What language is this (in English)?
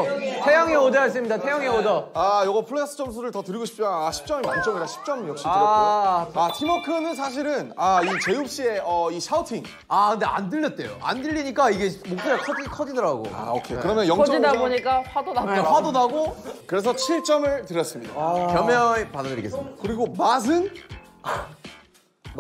Korean